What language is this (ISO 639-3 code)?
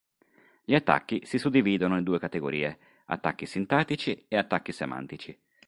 ita